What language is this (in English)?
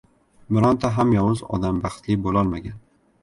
Uzbek